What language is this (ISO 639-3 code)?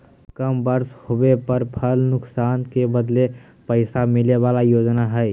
mag